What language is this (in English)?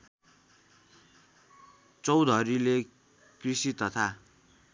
Nepali